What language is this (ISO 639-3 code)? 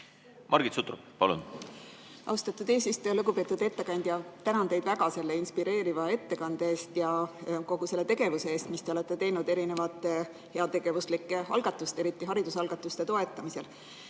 est